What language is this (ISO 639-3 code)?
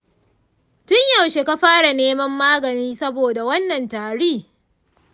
hau